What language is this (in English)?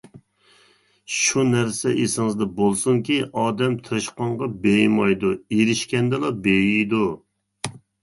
Uyghur